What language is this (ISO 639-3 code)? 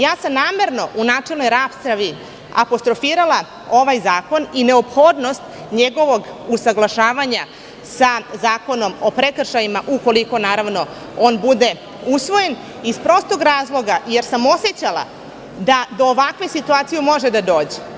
srp